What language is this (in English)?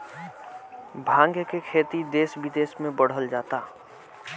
Bhojpuri